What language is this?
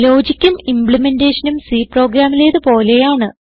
Malayalam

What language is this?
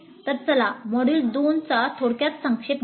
Marathi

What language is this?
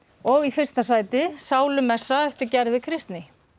Icelandic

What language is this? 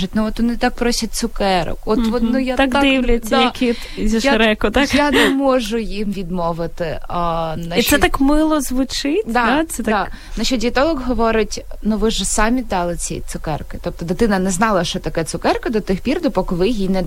Ukrainian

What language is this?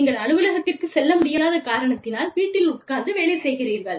Tamil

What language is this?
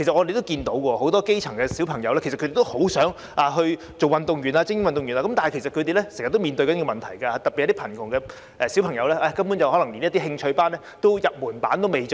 Cantonese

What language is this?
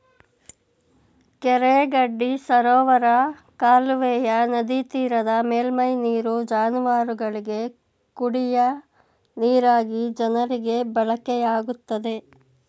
Kannada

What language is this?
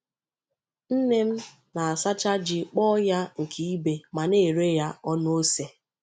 Igbo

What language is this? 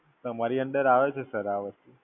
Gujarati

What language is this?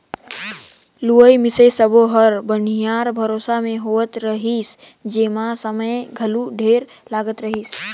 Chhattisgarhi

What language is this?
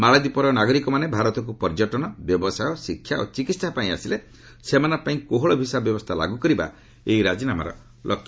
Odia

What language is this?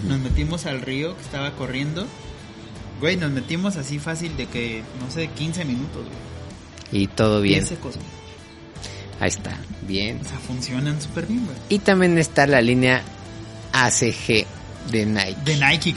Spanish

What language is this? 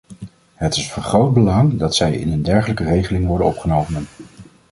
Dutch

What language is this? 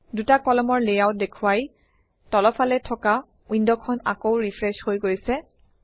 Assamese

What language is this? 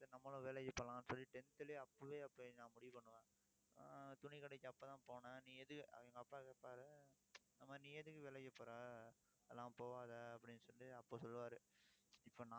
Tamil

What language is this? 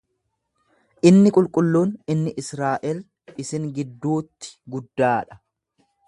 Oromo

